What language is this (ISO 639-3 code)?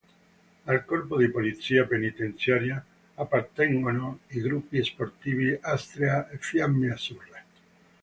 ita